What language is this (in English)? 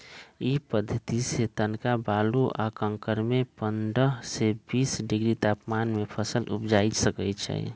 Magahi